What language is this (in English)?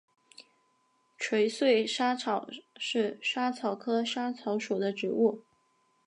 Chinese